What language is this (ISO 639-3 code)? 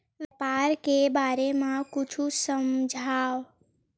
hne